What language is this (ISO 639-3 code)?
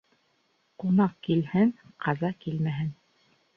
bak